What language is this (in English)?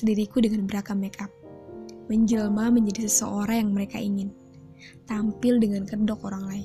Indonesian